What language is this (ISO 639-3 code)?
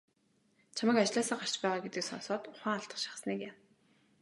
mon